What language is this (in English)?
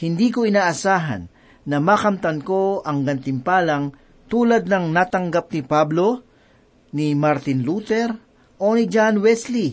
Filipino